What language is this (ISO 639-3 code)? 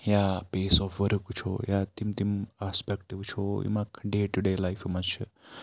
kas